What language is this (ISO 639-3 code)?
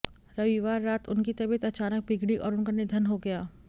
hin